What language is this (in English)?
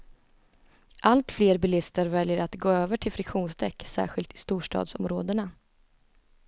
Swedish